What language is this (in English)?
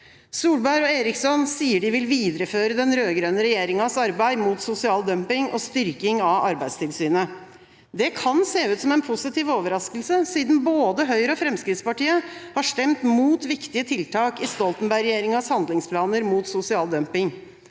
Norwegian